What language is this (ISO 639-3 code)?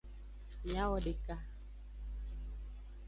ajg